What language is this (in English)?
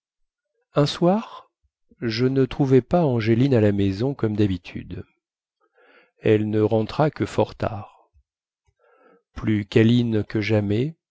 French